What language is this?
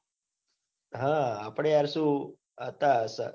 Gujarati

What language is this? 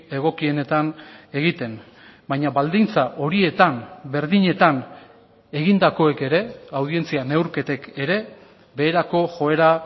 Basque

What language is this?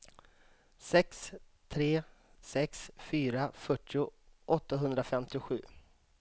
Swedish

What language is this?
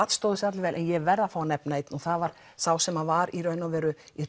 Icelandic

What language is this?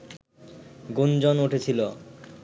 Bangla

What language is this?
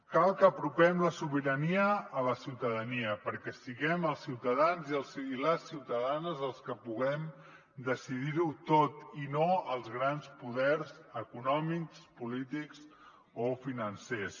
Catalan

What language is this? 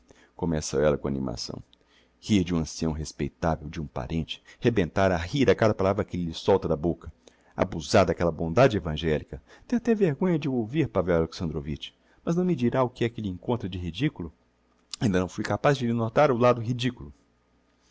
Portuguese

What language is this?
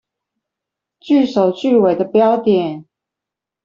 Chinese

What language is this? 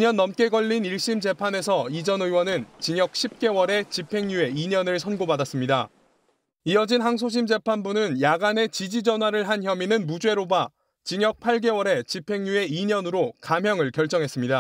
Korean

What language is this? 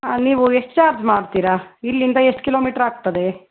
Kannada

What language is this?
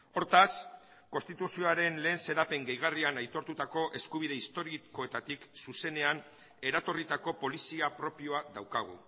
Basque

